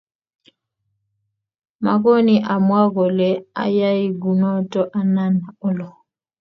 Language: Kalenjin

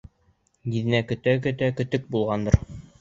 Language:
Bashkir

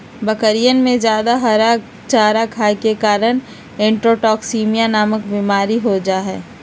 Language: Magahi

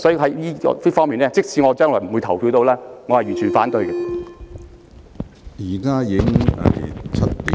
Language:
Cantonese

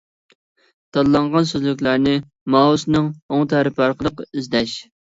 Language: Uyghur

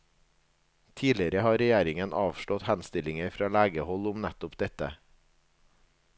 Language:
Norwegian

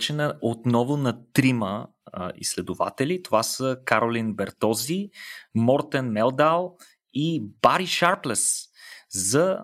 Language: Bulgarian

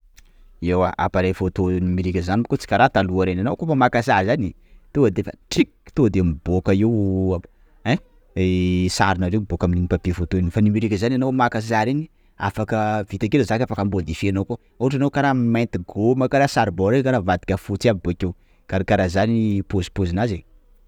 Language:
Sakalava Malagasy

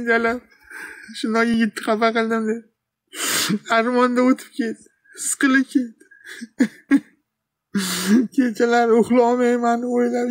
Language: Turkish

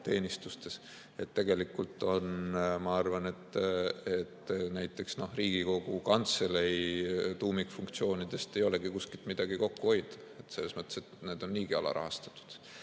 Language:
Estonian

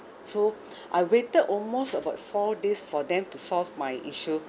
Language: English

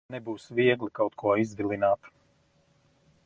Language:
Latvian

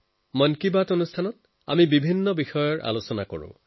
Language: Assamese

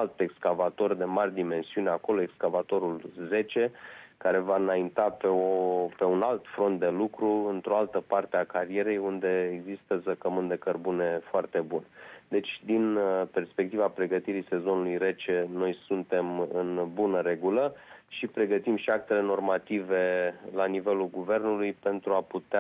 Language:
Romanian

